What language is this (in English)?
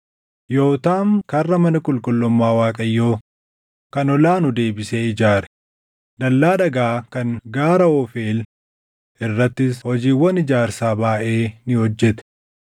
Oromo